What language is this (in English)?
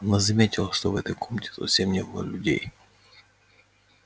Russian